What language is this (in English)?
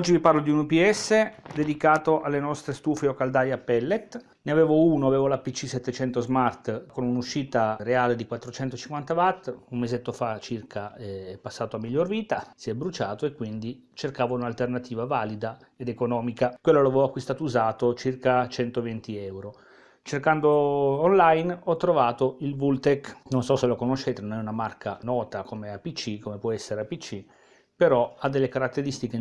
Italian